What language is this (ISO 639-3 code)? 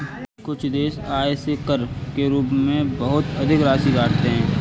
hin